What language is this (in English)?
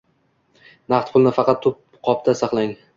Uzbek